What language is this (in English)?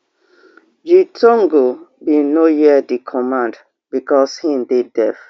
Nigerian Pidgin